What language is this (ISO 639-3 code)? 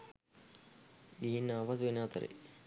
sin